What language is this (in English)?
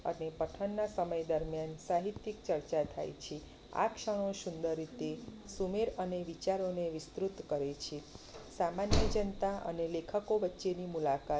Gujarati